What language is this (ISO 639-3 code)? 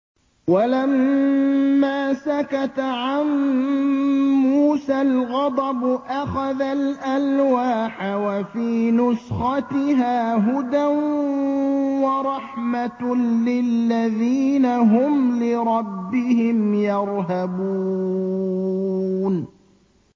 ara